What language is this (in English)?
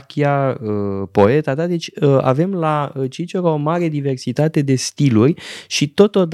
Romanian